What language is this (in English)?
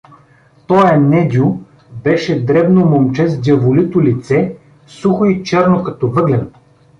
Bulgarian